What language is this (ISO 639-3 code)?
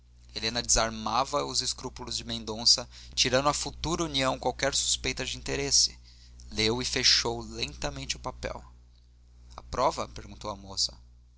por